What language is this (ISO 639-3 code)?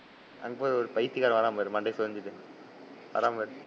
tam